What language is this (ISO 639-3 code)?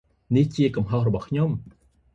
khm